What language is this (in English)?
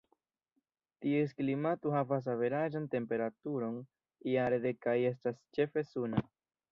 Esperanto